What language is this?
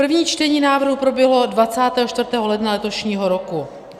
Czech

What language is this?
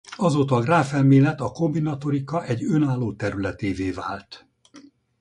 Hungarian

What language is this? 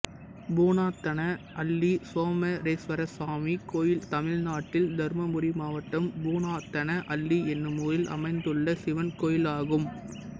Tamil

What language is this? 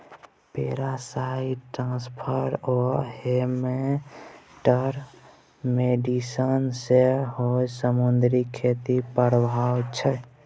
Maithili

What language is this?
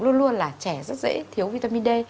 Vietnamese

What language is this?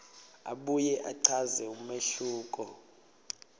Swati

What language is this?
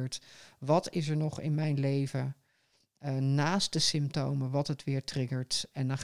Dutch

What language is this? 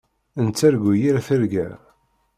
Kabyle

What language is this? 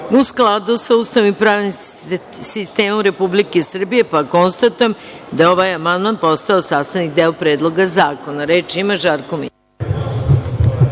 Serbian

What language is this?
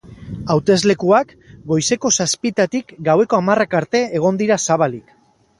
Basque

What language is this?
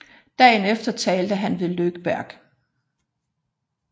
Danish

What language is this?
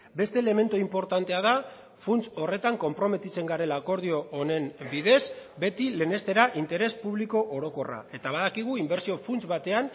Basque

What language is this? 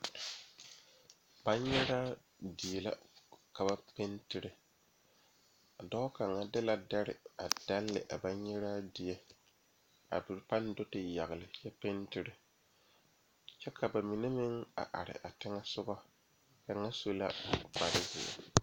Southern Dagaare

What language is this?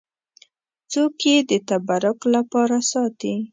Pashto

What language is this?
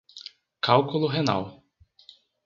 Portuguese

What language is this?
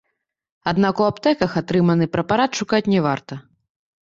Belarusian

